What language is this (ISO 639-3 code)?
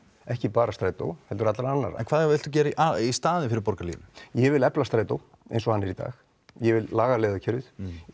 isl